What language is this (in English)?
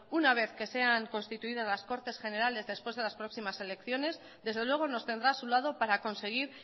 Spanish